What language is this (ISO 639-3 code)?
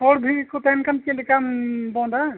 sat